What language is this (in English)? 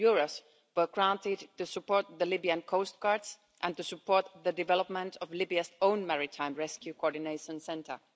English